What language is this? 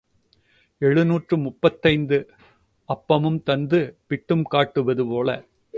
Tamil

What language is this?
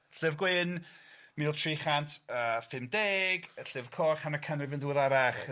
Welsh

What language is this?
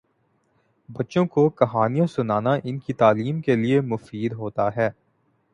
Urdu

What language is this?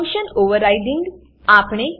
Gujarati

